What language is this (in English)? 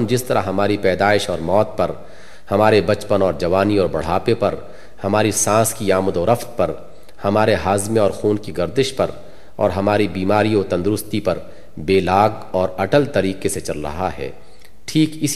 Urdu